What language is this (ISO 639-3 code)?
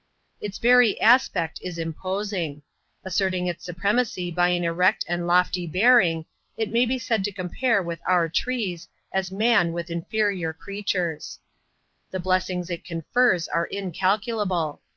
eng